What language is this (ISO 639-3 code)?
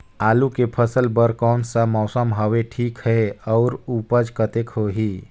hne